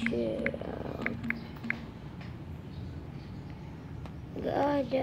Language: Indonesian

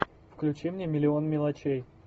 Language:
Russian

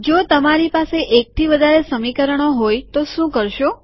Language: Gujarati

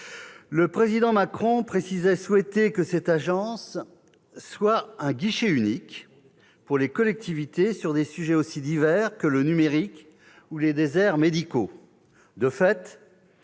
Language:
French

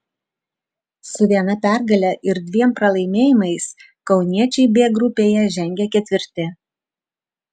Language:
Lithuanian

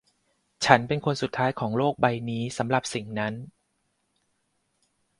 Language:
Thai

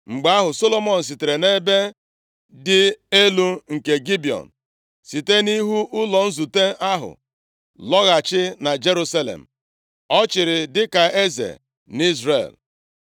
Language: Igbo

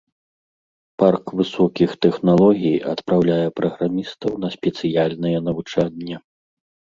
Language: Belarusian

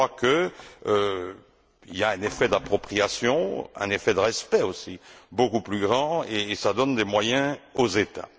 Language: French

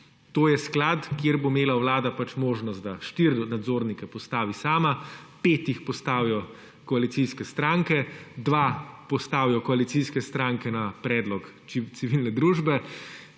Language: Slovenian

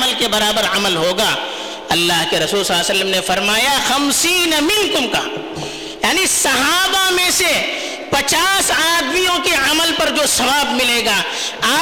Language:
Urdu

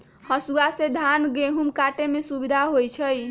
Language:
Magahi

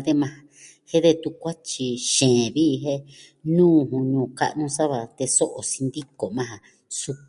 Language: Southwestern Tlaxiaco Mixtec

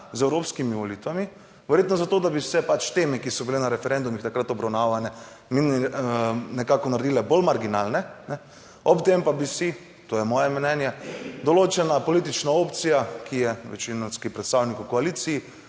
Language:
Slovenian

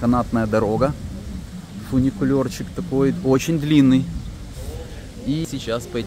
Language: Russian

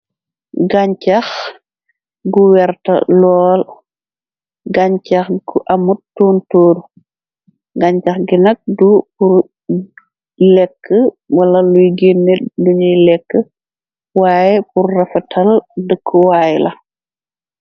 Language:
Wolof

